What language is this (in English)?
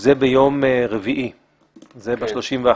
Hebrew